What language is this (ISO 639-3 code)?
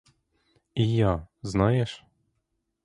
ukr